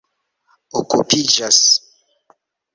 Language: Esperanto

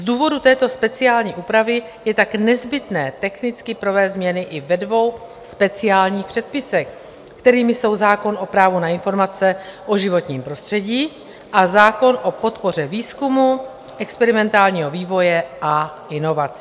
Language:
Czech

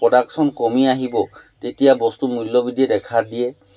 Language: Assamese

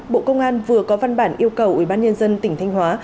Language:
Vietnamese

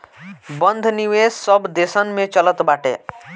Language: Bhojpuri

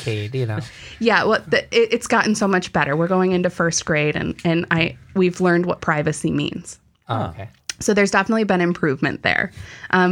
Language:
English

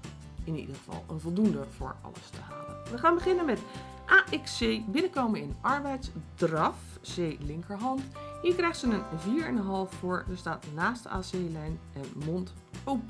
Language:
Dutch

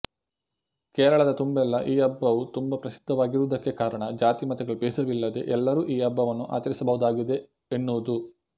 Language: Kannada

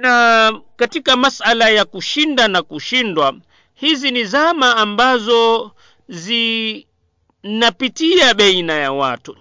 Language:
Swahili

